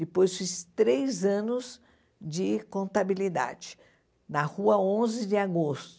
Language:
Portuguese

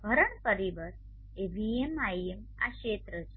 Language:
Gujarati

